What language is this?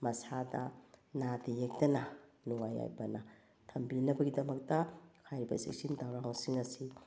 Manipuri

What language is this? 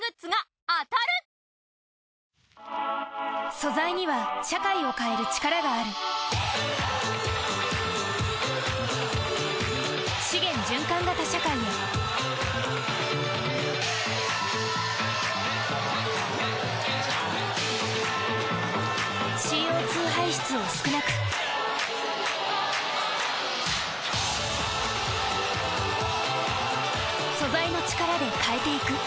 Japanese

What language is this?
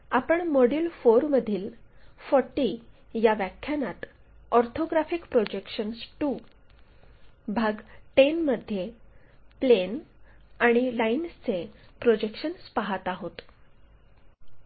Marathi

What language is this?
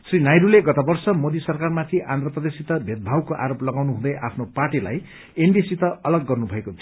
Nepali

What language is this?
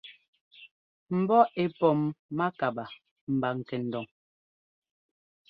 Ngomba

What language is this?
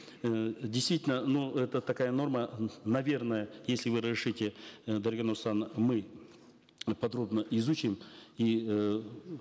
Kazakh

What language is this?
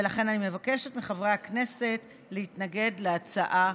Hebrew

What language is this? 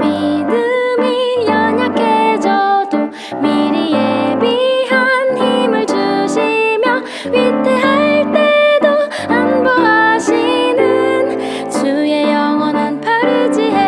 Korean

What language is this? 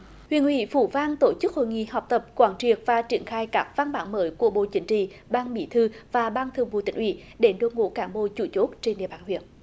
Vietnamese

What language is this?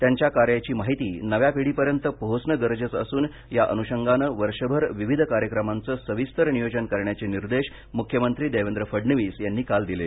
Marathi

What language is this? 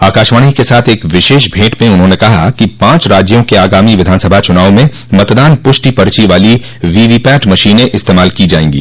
Hindi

